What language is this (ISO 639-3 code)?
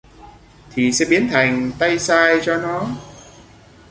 vie